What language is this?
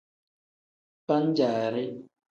Tem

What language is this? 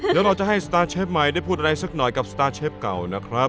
Thai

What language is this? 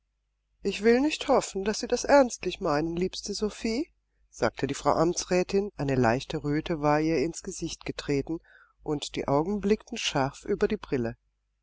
German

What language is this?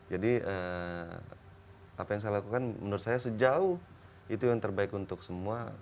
Indonesian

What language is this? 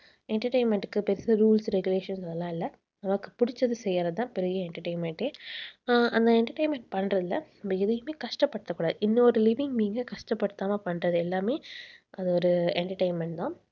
Tamil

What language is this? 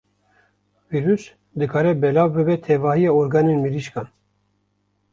Kurdish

